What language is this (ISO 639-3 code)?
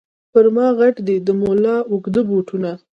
pus